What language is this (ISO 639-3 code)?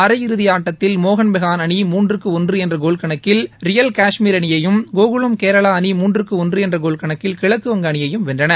tam